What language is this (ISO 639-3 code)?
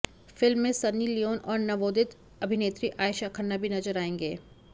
hin